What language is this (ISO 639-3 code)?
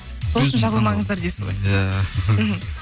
kaz